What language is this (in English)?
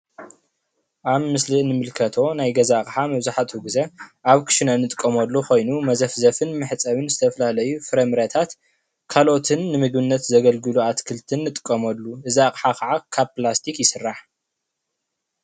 Tigrinya